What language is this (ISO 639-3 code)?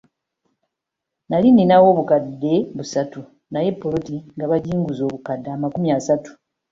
lug